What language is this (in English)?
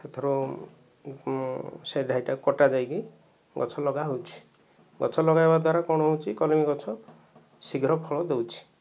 Odia